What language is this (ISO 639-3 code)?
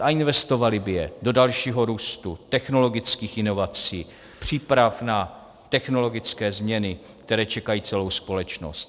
ces